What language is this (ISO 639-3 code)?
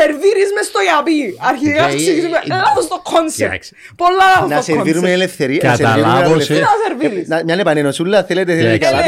ell